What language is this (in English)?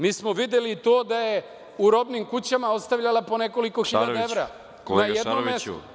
Serbian